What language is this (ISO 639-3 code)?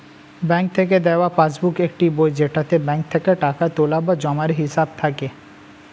ben